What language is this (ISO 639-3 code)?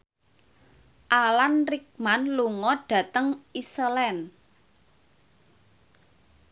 jav